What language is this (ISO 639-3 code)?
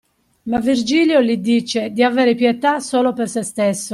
ita